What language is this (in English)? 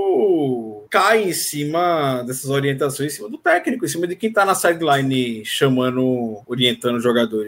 Portuguese